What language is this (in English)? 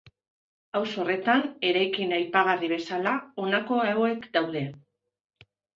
Basque